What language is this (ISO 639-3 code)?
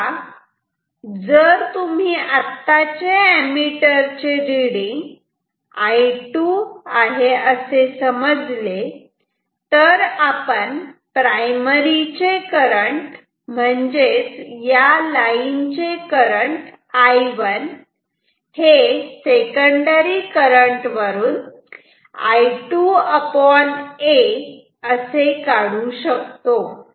mar